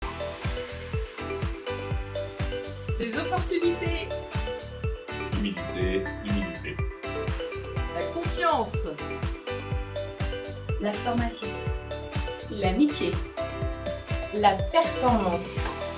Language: French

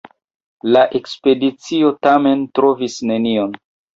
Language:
Esperanto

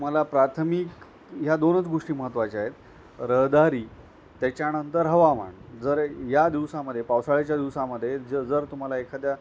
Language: Marathi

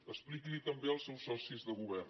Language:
Catalan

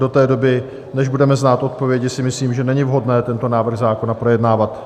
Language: Czech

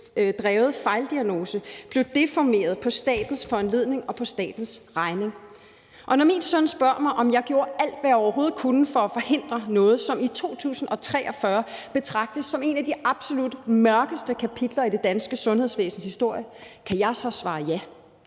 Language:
Danish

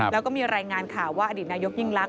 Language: Thai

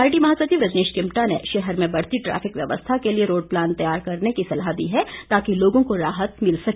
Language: Hindi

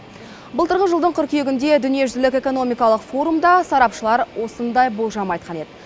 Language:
Kazakh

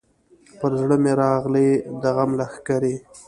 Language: Pashto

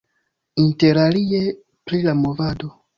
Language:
Esperanto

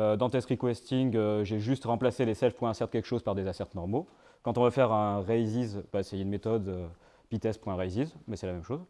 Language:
French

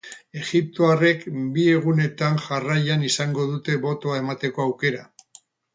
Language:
Basque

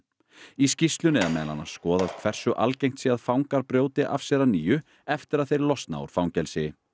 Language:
Icelandic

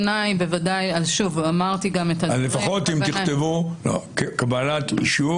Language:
Hebrew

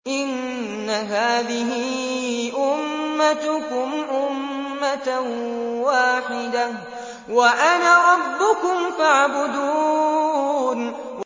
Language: Arabic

